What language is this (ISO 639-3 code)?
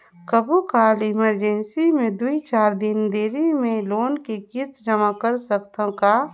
hne